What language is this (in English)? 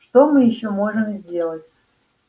Russian